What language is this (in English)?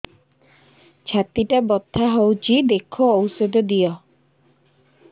Odia